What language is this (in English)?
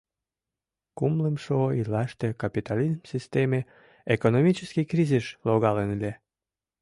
Mari